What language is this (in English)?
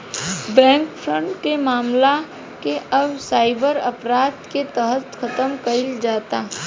Bhojpuri